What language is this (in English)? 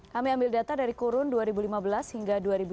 Indonesian